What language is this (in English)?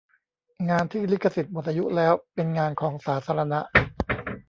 Thai